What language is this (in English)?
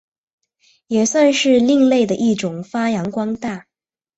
Chinese